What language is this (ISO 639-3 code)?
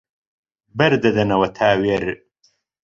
ckb